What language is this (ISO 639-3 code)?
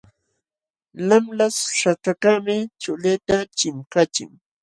qxw